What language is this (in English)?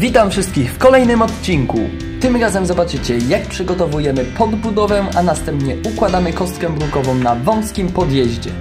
Polish